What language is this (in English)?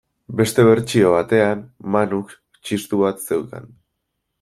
Basque